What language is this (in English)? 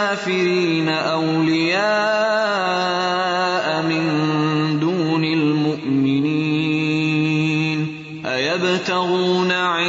Urdu